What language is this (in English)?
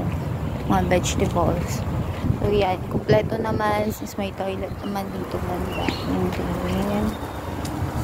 Filipino